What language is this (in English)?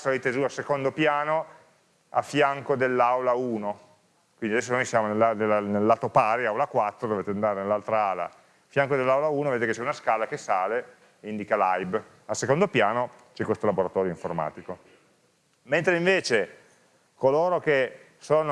Italian